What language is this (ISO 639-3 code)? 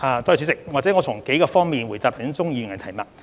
yue